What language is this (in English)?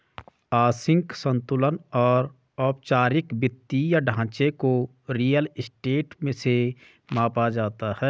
Hindi